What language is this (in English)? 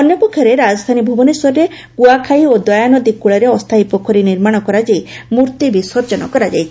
Odia